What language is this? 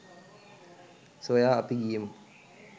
Sinhala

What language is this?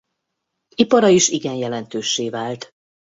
Hungarian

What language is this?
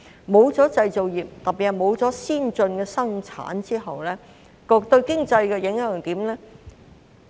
Cantonese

